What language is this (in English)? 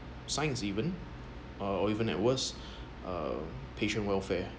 English